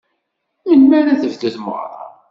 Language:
Kabyle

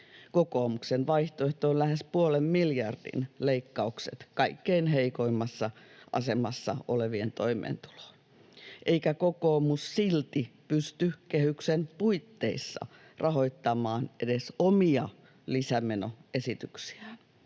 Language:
Finnish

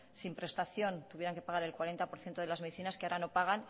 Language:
Spanish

